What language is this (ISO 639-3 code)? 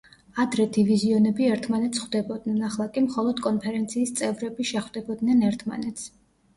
kat